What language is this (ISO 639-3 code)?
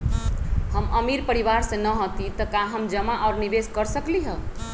mag